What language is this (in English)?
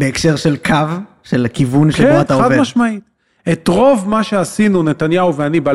Hebrew